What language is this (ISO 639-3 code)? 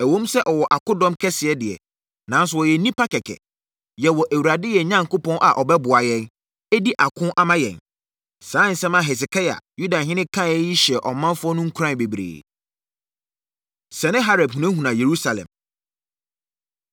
aka